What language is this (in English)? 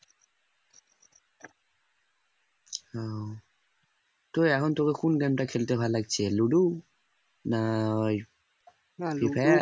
Bangla